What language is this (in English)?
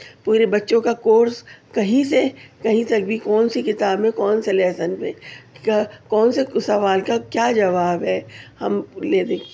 Urdu